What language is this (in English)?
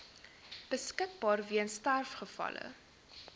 Afrikaans